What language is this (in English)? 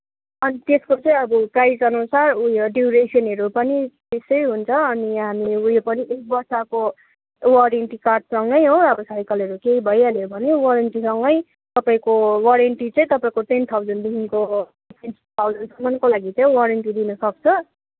Nepali